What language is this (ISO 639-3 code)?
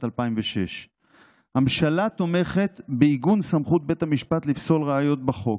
heb